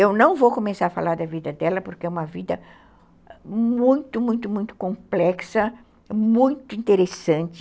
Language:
Portuguese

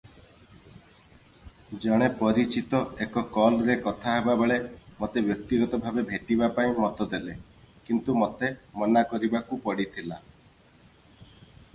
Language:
Odia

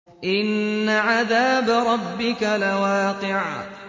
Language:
Arabic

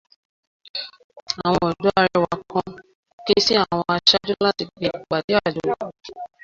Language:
Yoruba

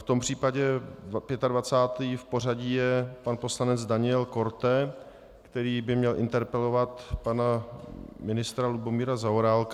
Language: Czech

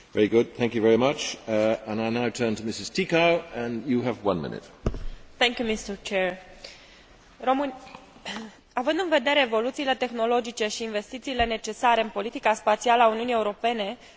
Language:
Romanian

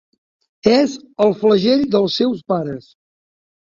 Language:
Catalan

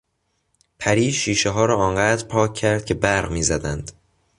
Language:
Persian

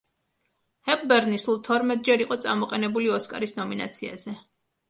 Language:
Georgian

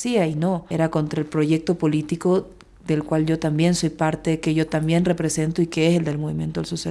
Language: Spanish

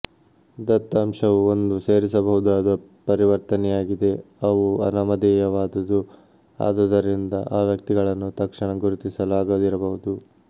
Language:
Kannada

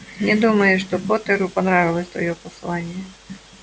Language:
Russian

